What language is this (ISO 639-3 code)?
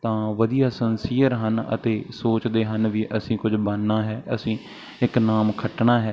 pan